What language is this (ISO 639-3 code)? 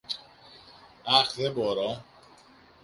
ell